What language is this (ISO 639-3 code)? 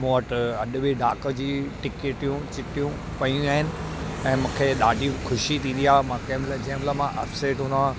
snd